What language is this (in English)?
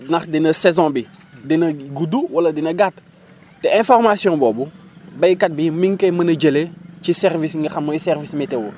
Wolof